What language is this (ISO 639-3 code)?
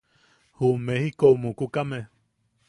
yaq